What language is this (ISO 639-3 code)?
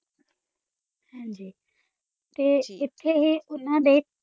pan